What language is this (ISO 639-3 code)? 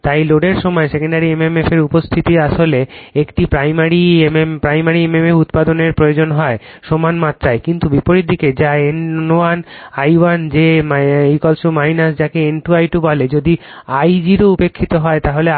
ben